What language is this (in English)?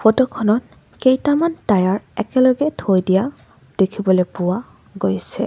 Assamese